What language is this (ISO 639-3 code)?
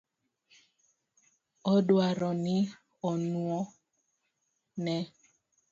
luo